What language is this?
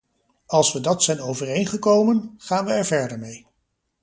Dutch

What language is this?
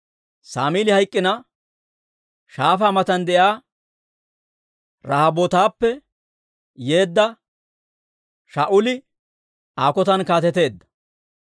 Dawro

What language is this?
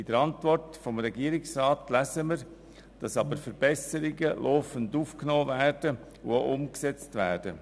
Swiss German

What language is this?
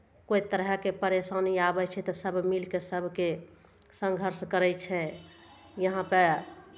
Maithili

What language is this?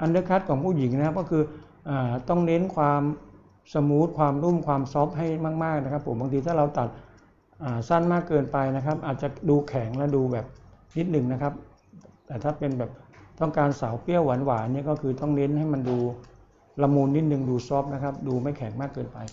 Thai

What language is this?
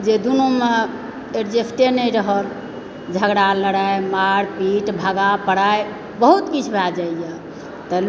Maithili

